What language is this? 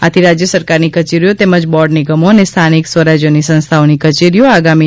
Gujarati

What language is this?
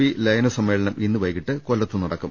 Malayalam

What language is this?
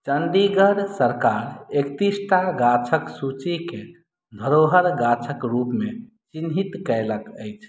Maithili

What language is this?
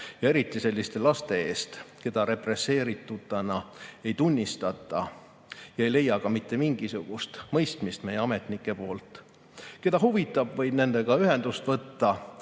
Estonian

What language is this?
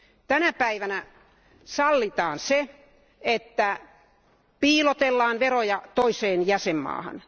Finnish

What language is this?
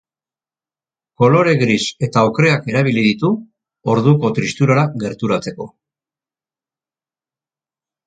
Basque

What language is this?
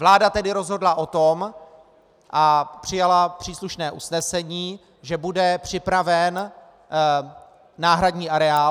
Czech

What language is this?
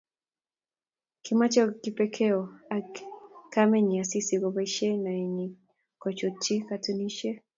Kalenjin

